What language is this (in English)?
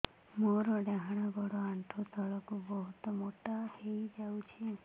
Odia